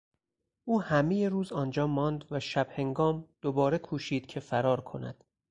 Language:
Persian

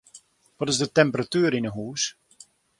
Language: Western Frisian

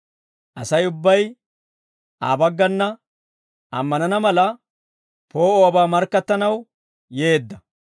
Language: Dawro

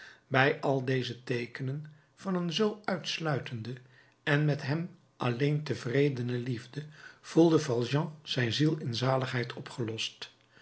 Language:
Dutch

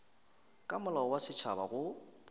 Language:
Northern Sotho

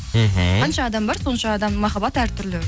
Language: Kazakh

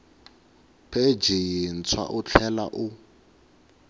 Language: Tsonga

